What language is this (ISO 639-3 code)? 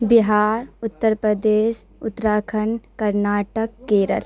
urd